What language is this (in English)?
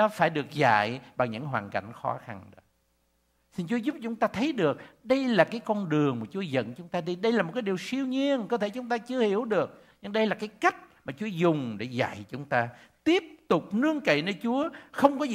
Vietnamese